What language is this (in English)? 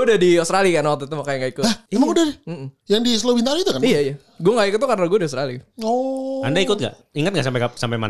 Indonesian